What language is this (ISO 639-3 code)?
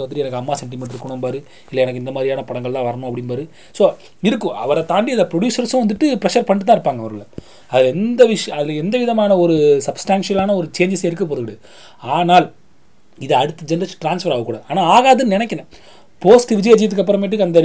tam